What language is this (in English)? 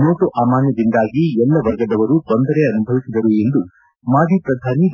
Kannada